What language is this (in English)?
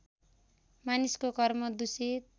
Nepali